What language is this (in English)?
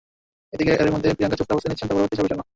Bangla